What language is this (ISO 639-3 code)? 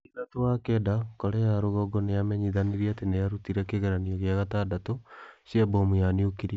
kik